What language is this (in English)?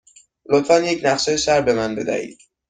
Persian